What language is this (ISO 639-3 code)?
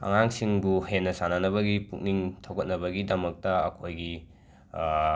mni